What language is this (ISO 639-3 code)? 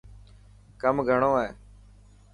mki